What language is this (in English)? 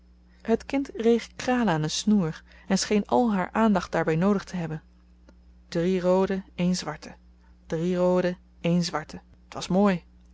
Dutch